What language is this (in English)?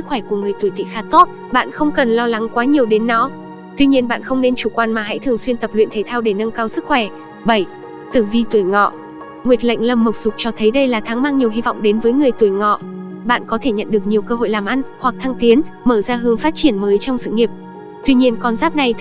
Vietnamese